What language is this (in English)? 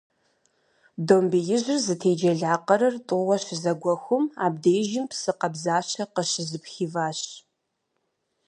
Kabardian